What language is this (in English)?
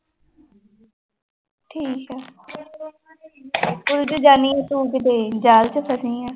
Punjabi